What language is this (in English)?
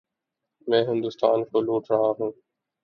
Urdu